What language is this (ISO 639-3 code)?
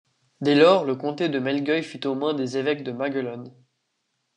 fra